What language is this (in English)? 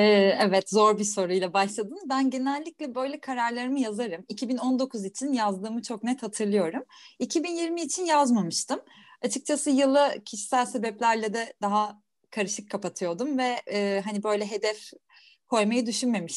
Turkish